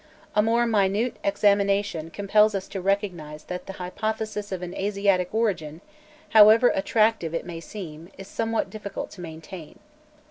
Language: English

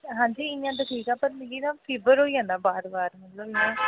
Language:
Dogri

